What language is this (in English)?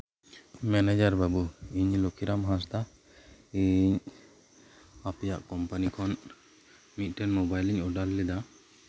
Santali